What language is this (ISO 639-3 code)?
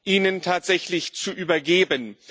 deu